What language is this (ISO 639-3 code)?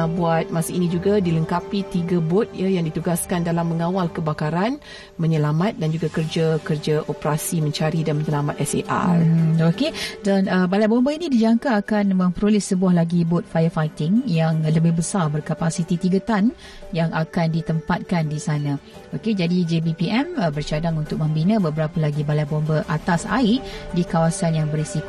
msa